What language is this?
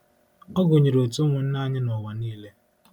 Igbo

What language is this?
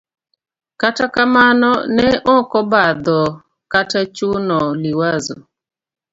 Luo (Kenya and Tanzania)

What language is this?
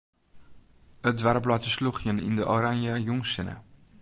Western Frisian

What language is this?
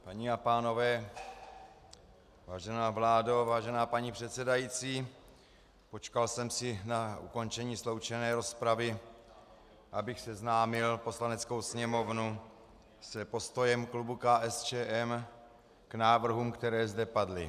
Czech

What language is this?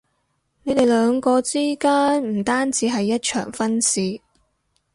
Cantonese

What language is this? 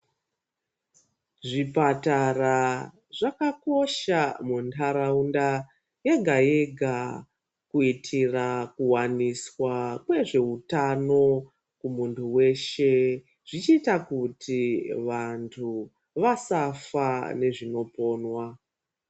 Ndau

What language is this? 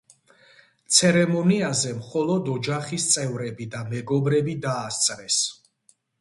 Georgian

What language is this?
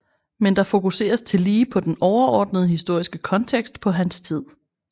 Danish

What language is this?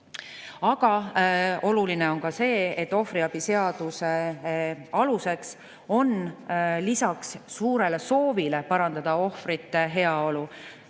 Estonian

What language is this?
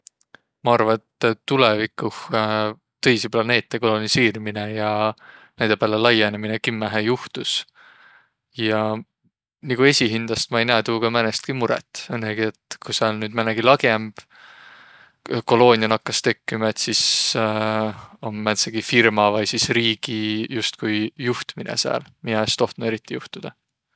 Võro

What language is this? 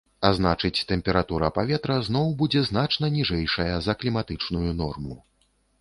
Belarusian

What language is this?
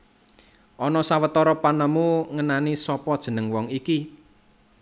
Javanese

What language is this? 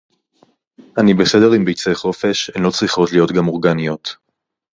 Hebrew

